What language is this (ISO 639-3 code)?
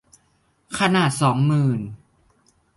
tha